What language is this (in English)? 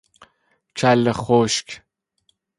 Persian